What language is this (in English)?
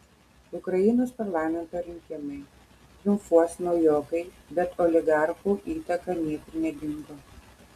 Lithuanian